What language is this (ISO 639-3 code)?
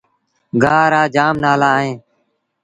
sbn